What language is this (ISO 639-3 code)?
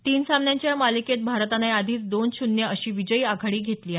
mar